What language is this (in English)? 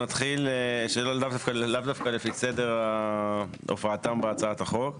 Hebrew